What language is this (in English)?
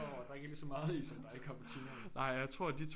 Danish